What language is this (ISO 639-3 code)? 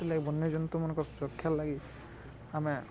ori